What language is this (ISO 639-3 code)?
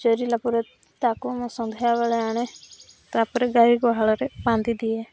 ori